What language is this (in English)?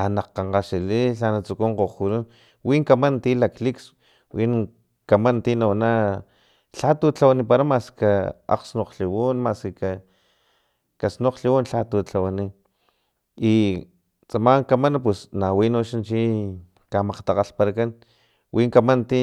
Filomena Mata-Coahuitlán Totonac